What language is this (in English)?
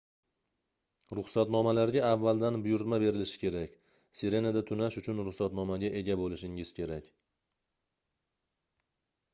Uzbek